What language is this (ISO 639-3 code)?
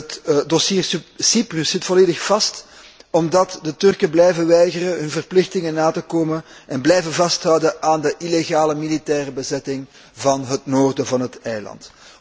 nld